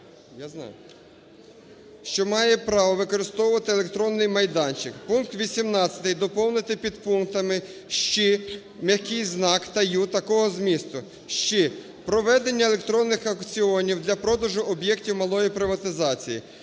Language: Ukrainian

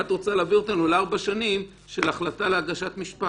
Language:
Hebrew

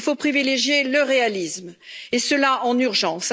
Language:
French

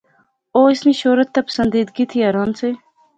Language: Pahari-Potwari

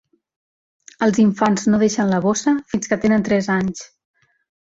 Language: Catalan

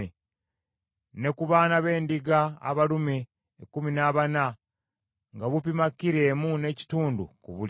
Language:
Ganda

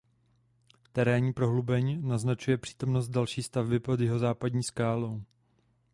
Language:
Czech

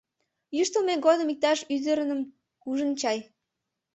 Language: Mari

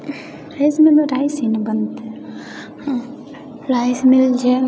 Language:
Maithili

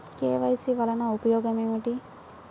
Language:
Telugu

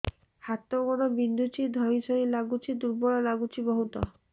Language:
Odia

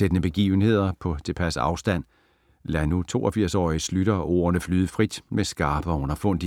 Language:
Danish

